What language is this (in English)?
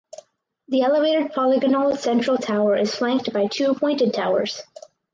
English